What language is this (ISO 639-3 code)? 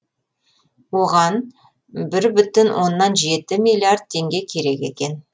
kaz